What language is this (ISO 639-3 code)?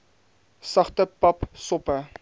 afr